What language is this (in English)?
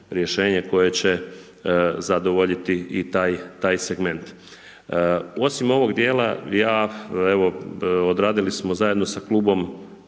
Croatian